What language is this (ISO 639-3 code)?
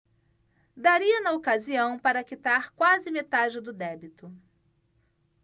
por